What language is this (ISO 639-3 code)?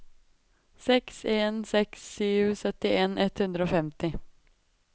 nor